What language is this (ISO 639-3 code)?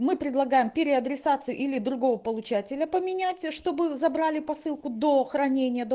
rus